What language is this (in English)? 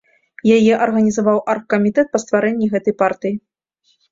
Belarusian